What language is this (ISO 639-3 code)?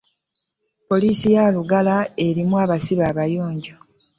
lug